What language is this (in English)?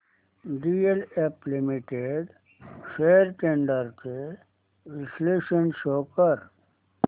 Marathi